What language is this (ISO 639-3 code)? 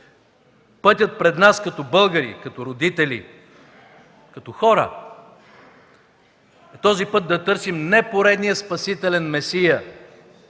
bul